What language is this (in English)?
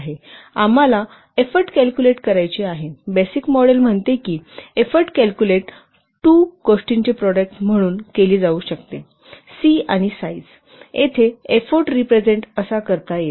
Marathi